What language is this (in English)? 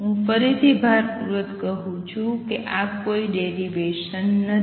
Gujarati